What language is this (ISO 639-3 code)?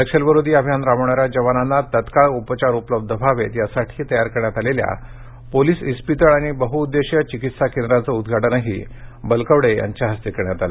mar